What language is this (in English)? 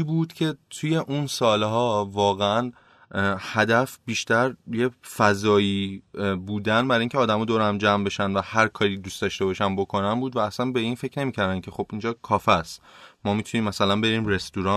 Persian